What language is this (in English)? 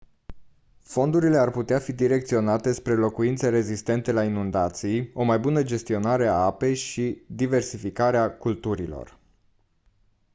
Romanian